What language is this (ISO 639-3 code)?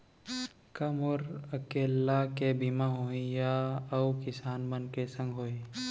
hne